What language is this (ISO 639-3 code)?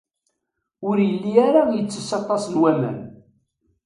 kab